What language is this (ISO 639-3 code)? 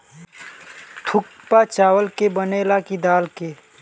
bho